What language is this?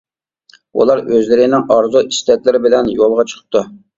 Uyghur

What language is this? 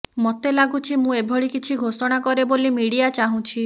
Odia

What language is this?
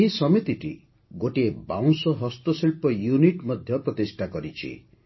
Odia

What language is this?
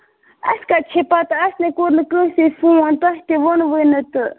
Kashmiri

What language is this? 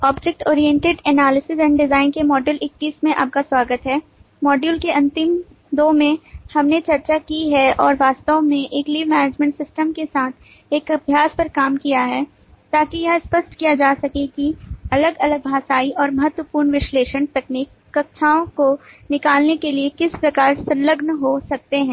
Hindi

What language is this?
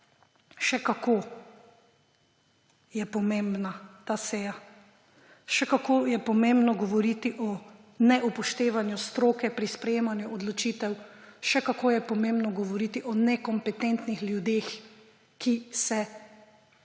Slovenian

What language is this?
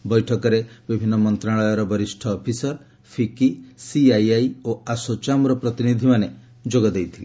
Odia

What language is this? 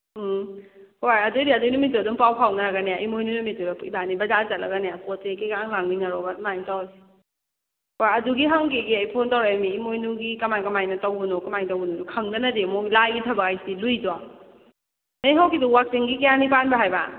Manipuri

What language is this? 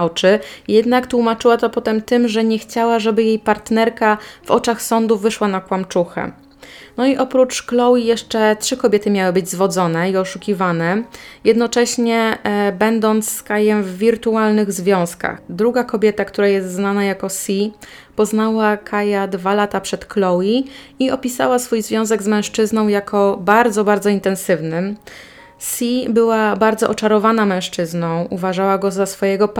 Polish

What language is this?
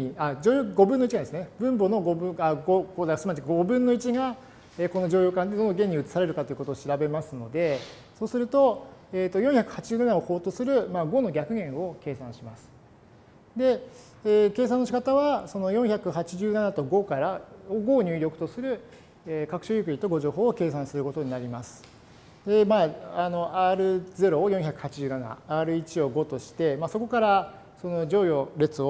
Japanese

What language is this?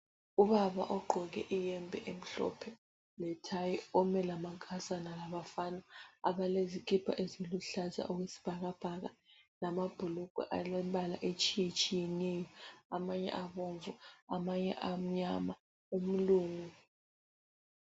North Ndebele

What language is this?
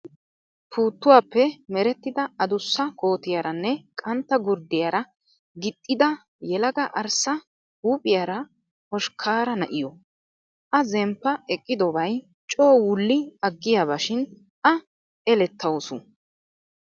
Wolaytta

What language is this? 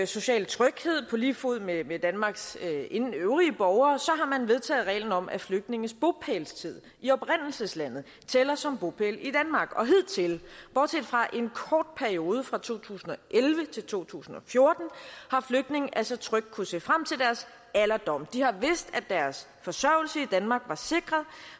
Danish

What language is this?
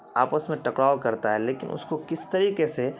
Urdu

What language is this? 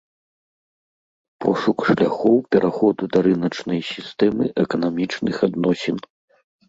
Belarusian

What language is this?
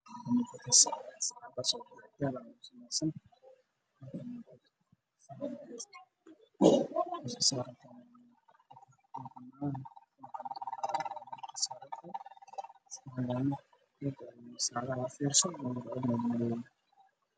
Somali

